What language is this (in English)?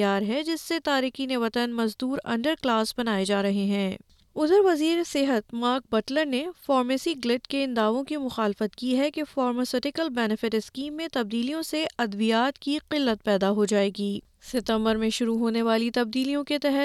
Urdu